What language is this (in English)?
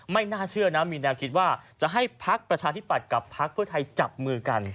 Thai